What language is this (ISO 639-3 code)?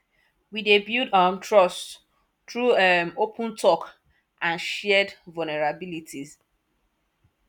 pcm